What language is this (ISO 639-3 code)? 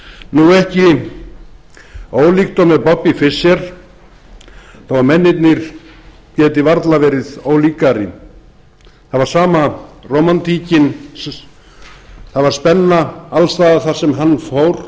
isl